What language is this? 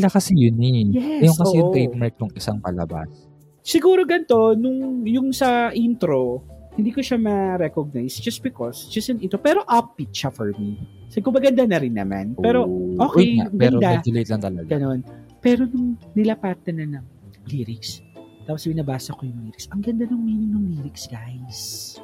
Filipino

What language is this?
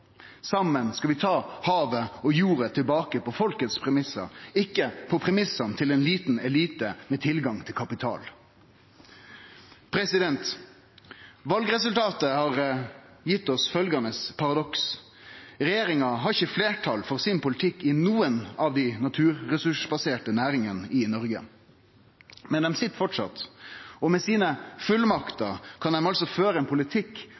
Norwegian Nynorsk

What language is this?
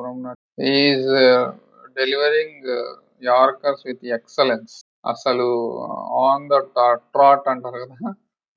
Telugu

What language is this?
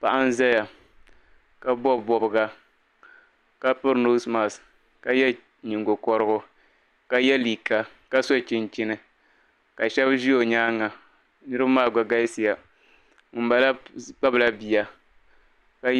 Dagbani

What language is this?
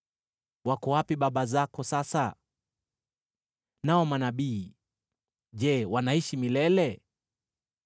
Swahili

